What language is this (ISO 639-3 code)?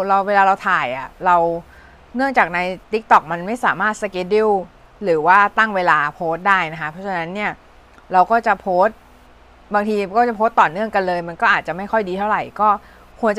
tha